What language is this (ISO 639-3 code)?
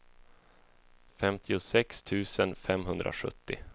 swe